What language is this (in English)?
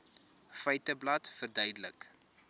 Afrikaans